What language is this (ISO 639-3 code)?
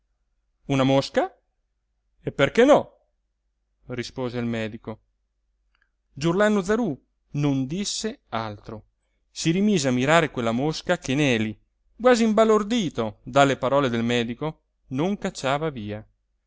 ita